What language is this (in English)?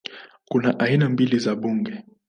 Swahili